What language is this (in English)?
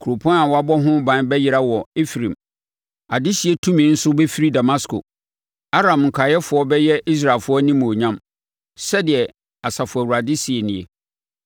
Akan